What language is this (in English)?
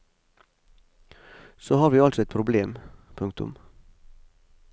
Norwegian